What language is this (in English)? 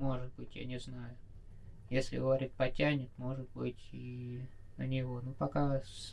Russian